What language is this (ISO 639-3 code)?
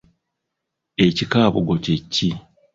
lug